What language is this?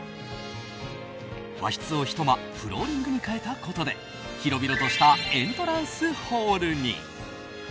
Japanese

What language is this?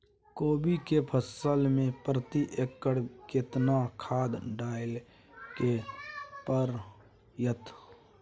Maithili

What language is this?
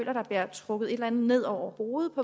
Danish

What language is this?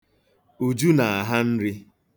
Igbo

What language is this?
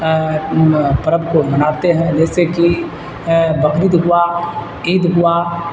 Urdu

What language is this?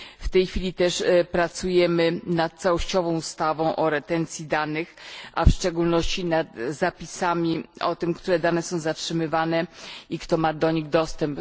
Polish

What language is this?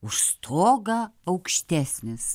Lithuanian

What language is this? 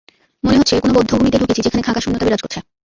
Bangla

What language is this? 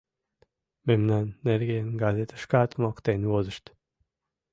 Mari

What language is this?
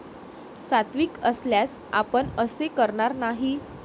Marathi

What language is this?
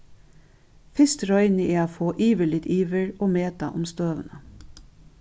Faroese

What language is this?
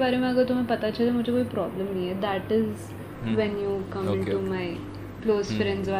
Hindi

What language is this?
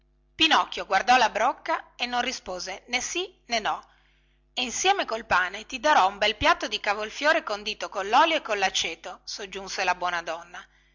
Italian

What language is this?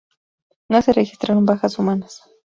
Spanish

